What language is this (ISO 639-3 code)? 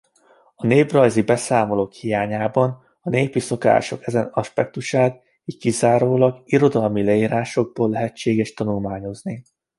hun